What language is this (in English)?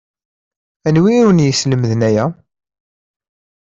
Kabyle